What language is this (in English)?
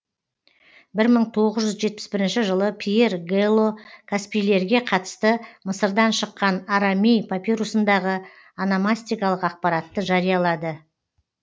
Kazakh